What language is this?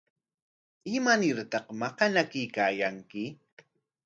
Corongo Ancash Quechua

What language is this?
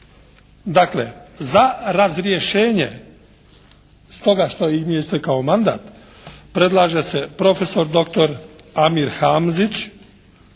Croatian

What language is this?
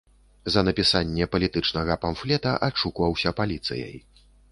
Belarusian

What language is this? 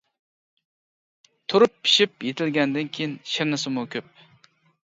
Uyghur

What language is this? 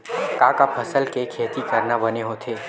Chhattisgarhi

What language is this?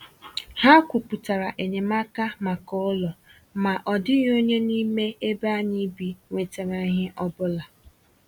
Igbo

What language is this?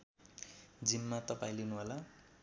Nepali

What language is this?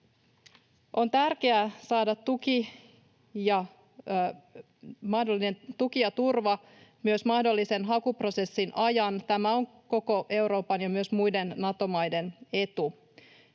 Finnish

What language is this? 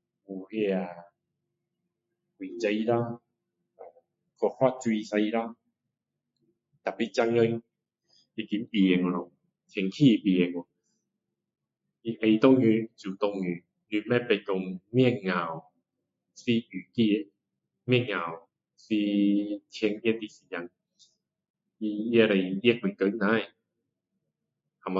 Min Dong Chinese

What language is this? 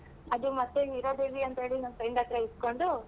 Kannada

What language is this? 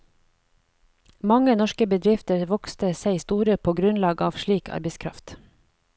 Norwegian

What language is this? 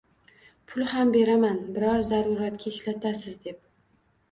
Uzbek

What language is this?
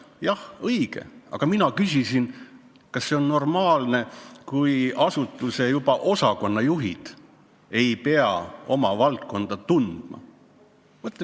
Estonian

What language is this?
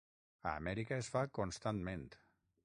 Catalan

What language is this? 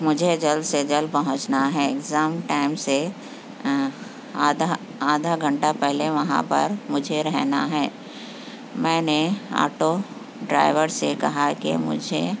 Urdu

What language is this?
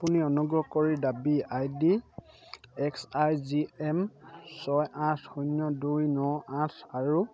Assamese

